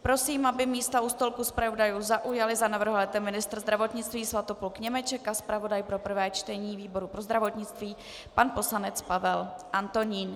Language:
Czech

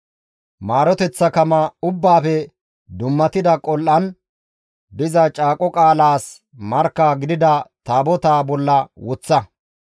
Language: Gamo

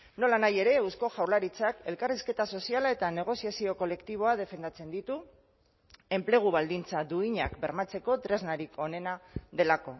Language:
Basque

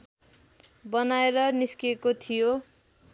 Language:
Nepali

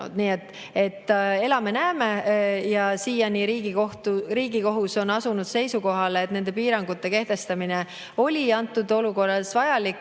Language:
Estonian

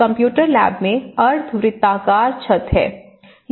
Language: Hindi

